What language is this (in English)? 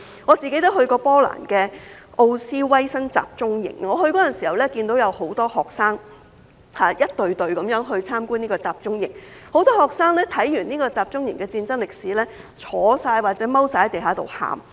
Cantonese